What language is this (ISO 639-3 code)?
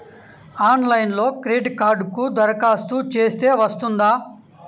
tel